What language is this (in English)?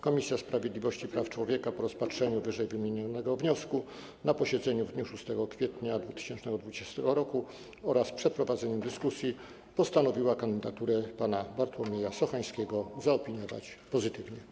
Polish